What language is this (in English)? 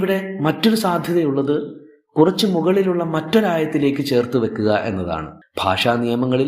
Malayalam